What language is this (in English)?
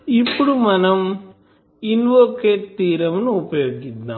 Telugu